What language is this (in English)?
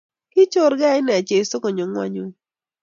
Kalenjin